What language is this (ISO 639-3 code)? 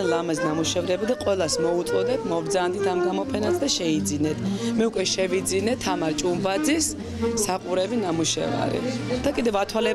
tur